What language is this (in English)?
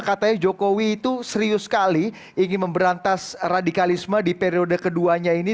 Indonesian